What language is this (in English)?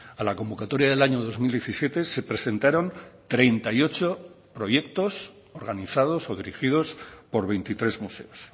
Spanish